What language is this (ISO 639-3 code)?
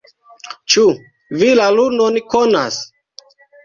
epo